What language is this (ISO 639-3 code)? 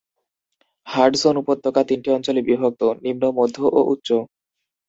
ben